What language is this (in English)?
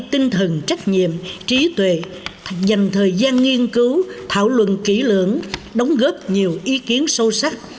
Vietnamese